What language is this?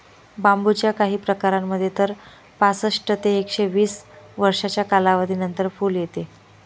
Marathi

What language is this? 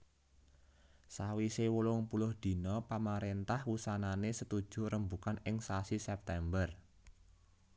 Javanese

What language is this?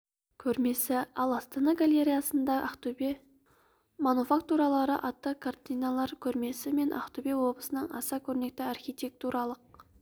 Kazakh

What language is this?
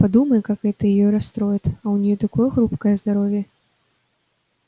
Russian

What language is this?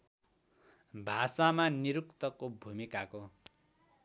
Nepali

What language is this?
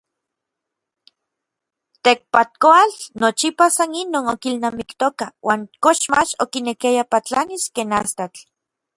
Orizaba Nahuatl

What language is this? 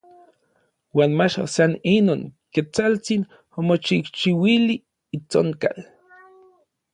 Orizaba Nahuatl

